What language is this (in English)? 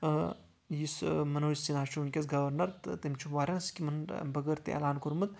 Kashmiri